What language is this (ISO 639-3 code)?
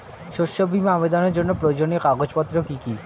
ben